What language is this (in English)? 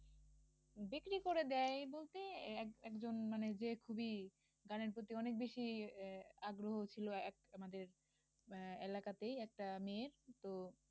Bangla